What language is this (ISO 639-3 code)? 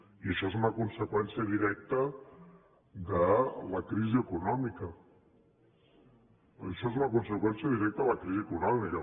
cat